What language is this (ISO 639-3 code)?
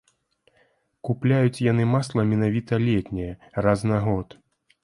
bel